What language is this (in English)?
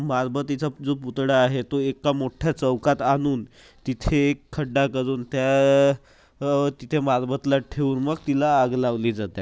Marathi